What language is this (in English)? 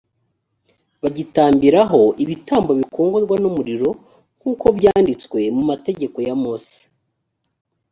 Kinyarwanda